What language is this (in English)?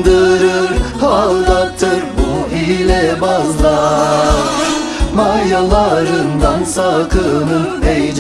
Turkish